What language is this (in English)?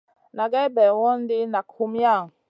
Masana